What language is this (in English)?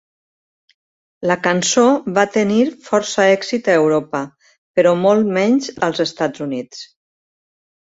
Catalan